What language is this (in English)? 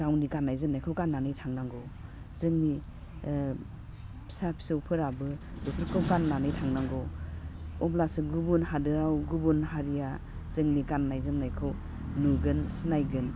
Bodo